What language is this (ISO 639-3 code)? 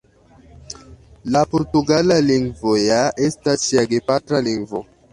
epo